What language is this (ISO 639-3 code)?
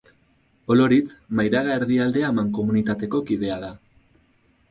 eus